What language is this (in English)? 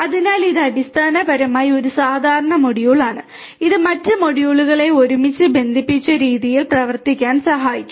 Malayalam